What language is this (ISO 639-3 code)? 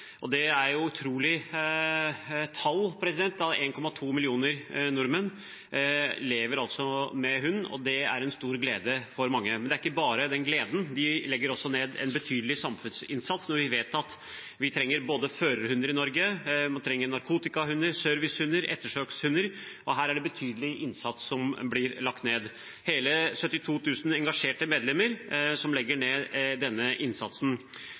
nob